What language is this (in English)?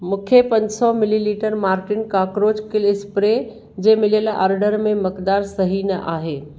Sindhi